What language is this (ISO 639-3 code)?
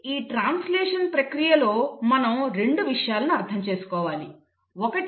tel